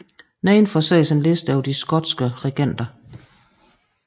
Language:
Danish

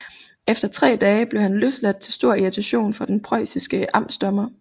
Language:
Danish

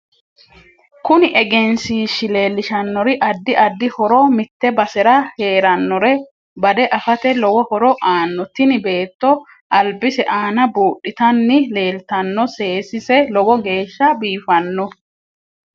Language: Sidamo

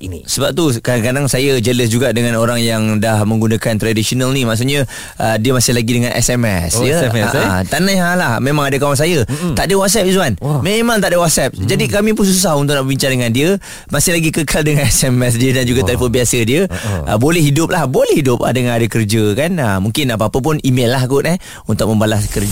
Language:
Malay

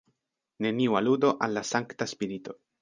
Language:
Esperanto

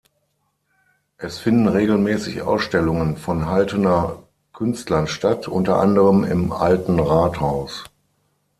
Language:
German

